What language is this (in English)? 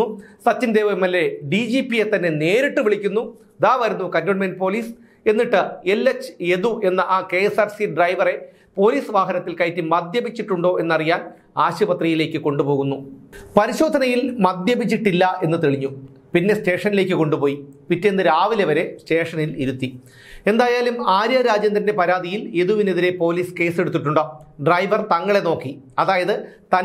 Malayalam